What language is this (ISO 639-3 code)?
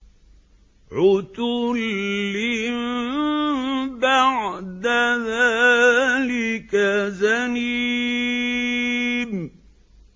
ara